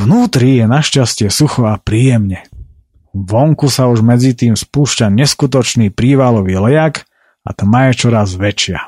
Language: Slovak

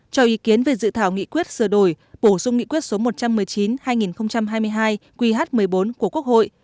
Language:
Vietnamese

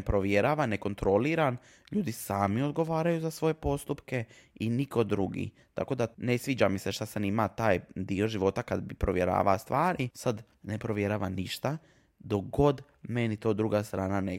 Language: Croatian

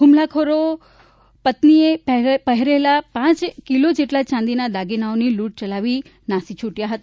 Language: Gujarati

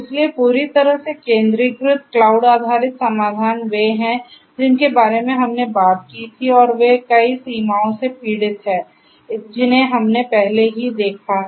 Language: Hindi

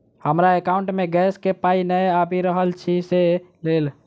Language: Maithili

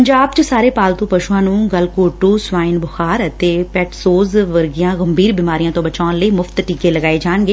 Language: Punjabi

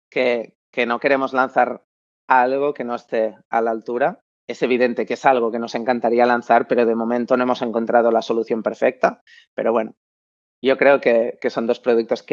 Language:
Spanish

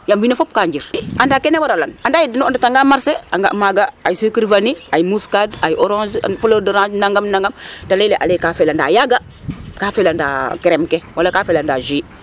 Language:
Serer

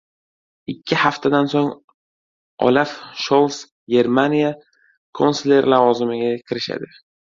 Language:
Uzbek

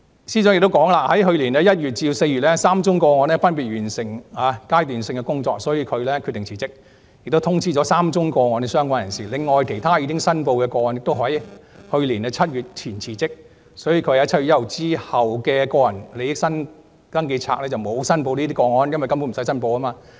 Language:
Cantonese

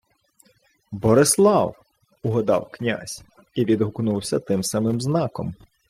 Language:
Ukrainian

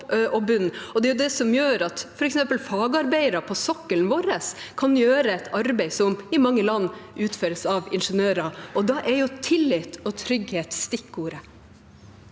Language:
Norwegian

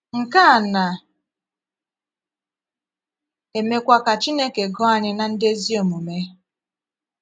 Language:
Igbo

